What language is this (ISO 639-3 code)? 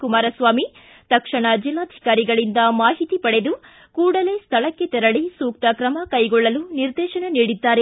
kan